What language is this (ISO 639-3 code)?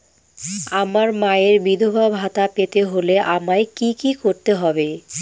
ben